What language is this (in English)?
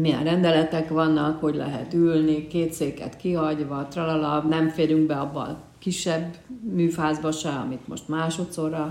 Hungarian